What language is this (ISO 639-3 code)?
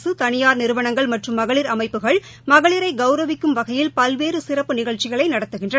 tam